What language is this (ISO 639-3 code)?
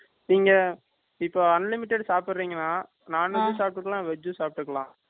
tam